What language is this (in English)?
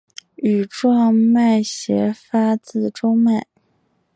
Chinese